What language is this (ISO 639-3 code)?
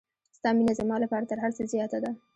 pus